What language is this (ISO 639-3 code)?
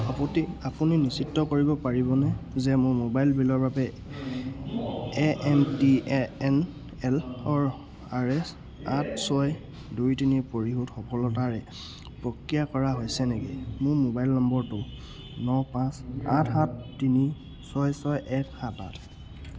asm